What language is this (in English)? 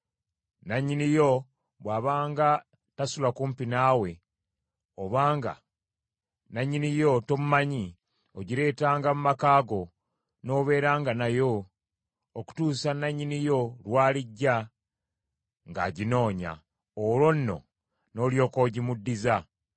Ganda